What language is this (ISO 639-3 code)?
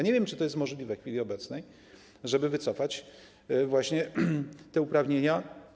pol